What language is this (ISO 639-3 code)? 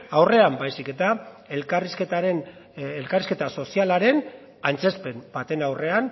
eus